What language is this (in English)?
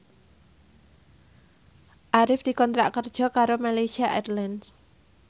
Javanese